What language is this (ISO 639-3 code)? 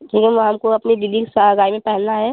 hin